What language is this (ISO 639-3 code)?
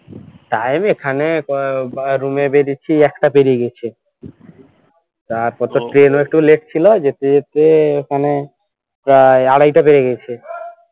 ben